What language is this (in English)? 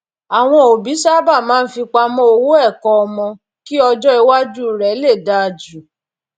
Yoruba